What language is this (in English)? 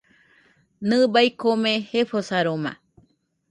Nüpode Huitoto